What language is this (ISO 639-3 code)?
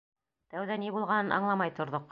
bak